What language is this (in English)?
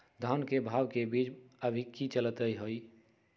Magahi